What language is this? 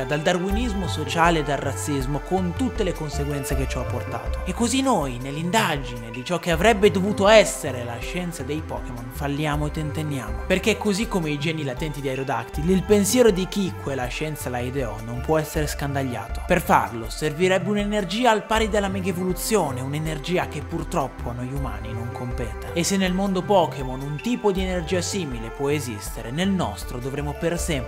Italian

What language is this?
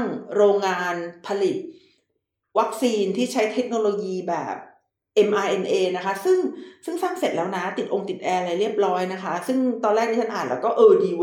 Thai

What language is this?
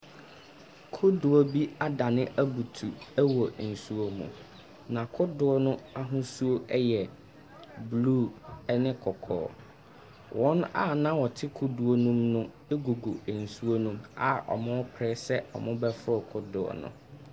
Akan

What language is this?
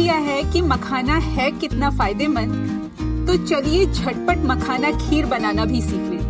Hindi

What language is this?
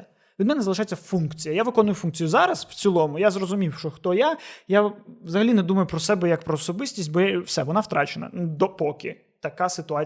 Ukrainian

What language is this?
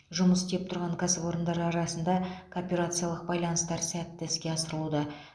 Kazakh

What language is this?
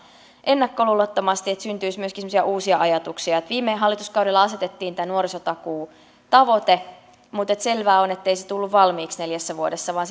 Finnish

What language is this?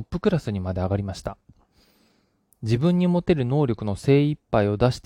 Japanese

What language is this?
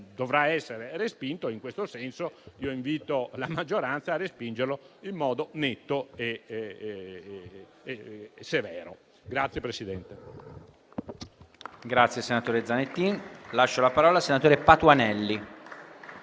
Italian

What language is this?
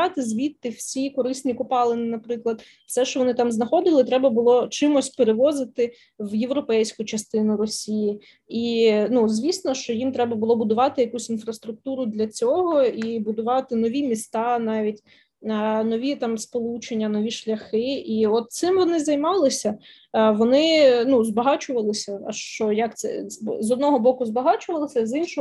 Ukrainian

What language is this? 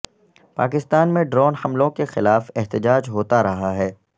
Urdu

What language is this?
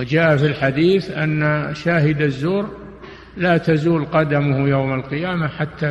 Arabic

